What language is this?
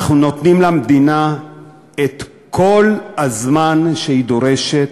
Hebrew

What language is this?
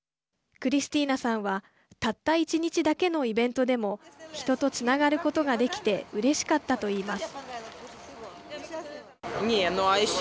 Japanese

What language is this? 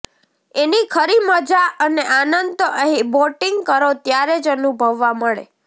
Gujarati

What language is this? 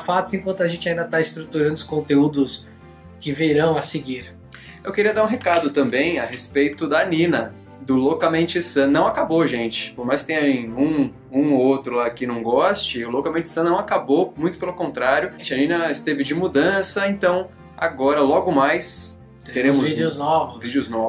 Portuguese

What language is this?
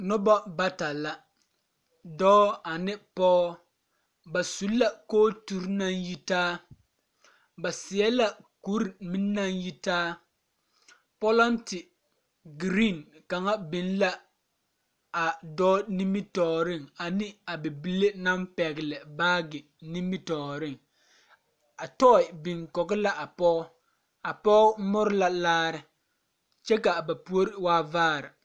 Southern Dagaare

